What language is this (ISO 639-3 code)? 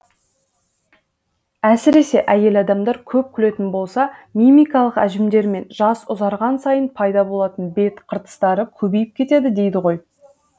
kaz